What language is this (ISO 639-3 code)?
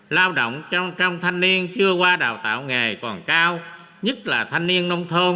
vie